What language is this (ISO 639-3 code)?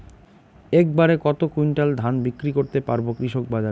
ben